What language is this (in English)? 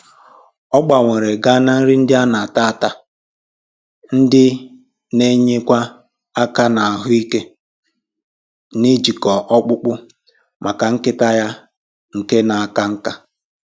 Igbo